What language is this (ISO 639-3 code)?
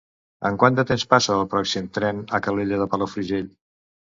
cat